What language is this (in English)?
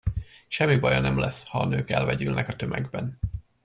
Hungarian